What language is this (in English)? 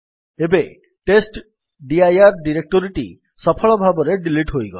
Odia